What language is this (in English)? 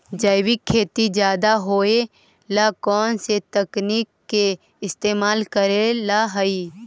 Magahi